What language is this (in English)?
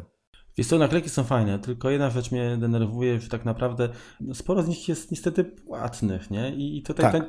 Polish